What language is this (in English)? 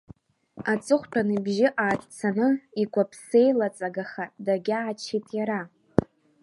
Abkhazian